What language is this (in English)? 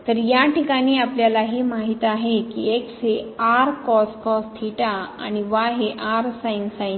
Marathi